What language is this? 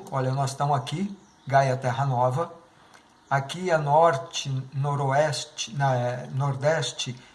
Portuguese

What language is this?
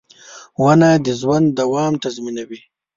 Pashto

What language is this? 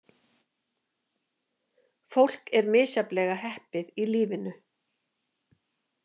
Icelandic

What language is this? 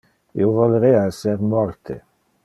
Interlingua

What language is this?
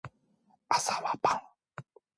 Korean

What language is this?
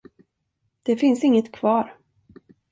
Swedish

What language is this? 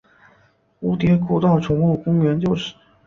Chinese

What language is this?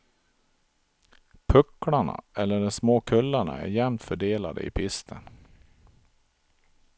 Swedish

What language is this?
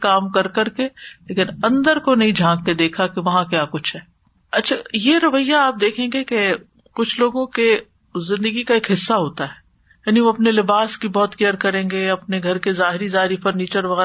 Urdu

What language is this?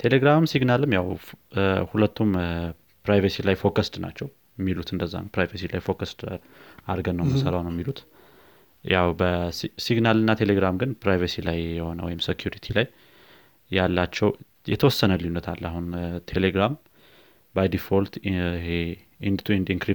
Amharic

